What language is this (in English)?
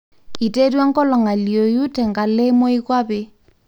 Masai